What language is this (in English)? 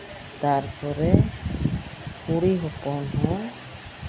Santali